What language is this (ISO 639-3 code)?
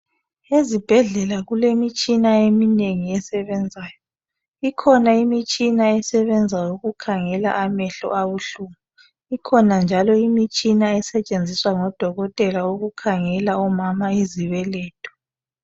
nde